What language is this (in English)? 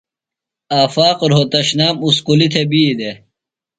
Phalura